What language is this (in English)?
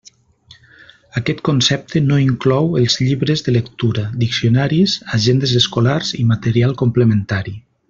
Catalan